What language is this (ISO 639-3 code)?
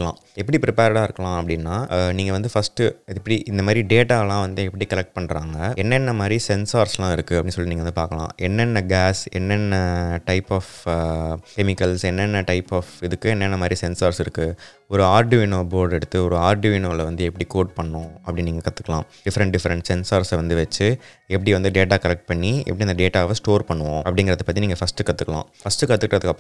tam